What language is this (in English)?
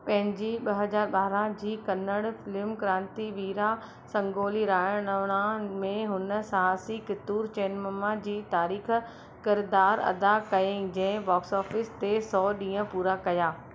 Sindhi